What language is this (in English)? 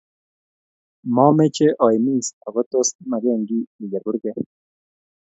Kalenjin